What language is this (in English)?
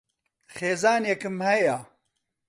Central Kurdish